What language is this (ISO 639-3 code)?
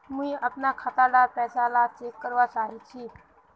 mag